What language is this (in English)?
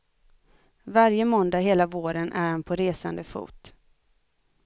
Swedish